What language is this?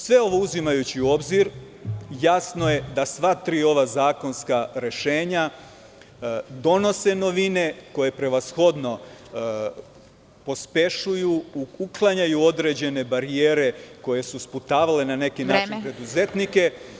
Serbian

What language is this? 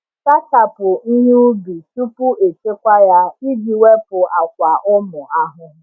Igbo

